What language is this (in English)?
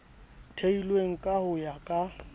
Southern Sotho